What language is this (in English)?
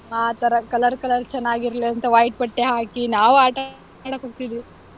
Kannada